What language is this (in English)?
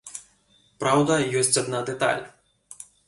Belarusian